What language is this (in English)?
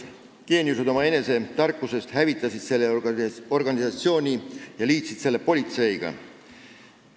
Estonian